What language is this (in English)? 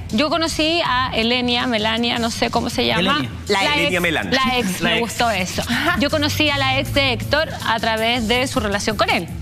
Spanish